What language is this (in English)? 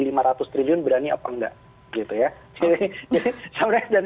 Indonesian